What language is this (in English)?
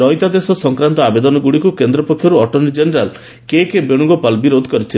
Odia